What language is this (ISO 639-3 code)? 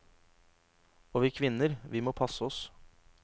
nor